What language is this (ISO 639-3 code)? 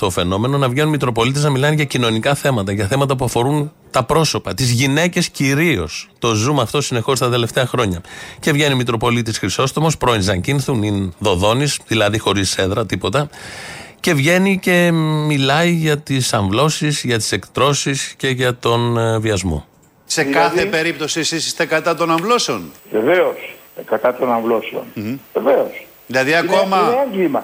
ell